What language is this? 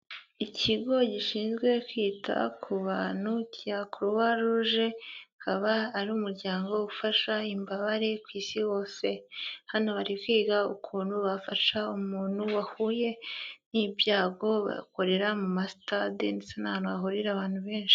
Kinyarwanda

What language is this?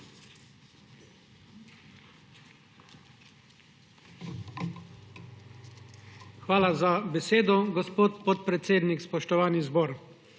Slovenian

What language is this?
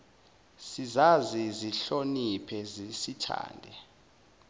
Zulu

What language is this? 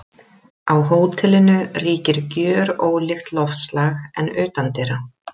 Icelandic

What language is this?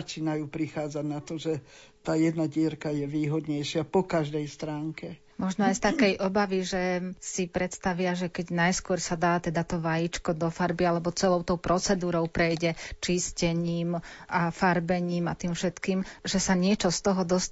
Slovak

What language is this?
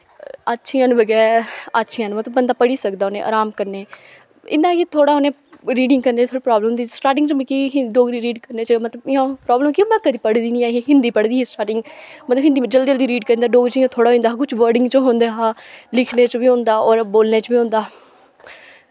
Dogri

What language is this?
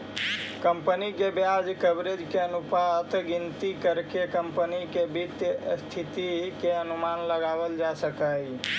Magahi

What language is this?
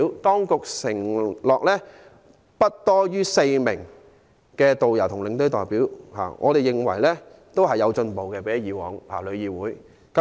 Cantonese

